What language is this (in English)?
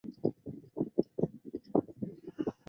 Chinese